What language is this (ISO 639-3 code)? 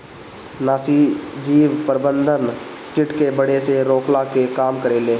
bho